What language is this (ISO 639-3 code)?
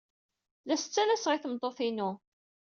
kab